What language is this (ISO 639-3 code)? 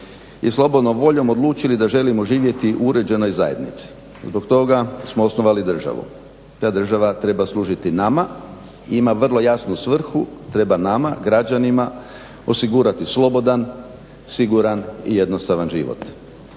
hrv